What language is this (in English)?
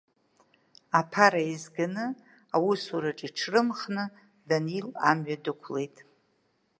Abkhazian